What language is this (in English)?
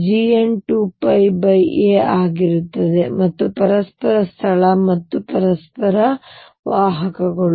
Kannada